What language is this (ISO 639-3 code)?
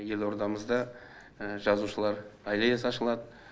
kaz